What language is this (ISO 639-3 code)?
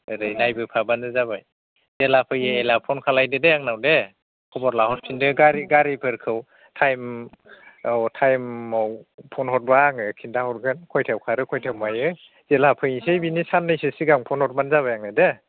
brx